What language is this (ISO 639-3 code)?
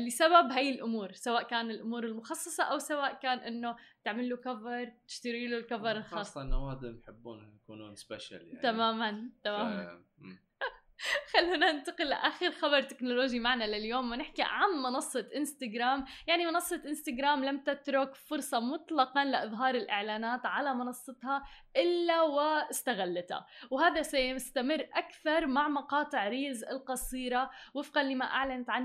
ara